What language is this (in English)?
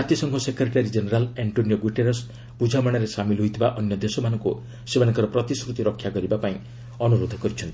Odia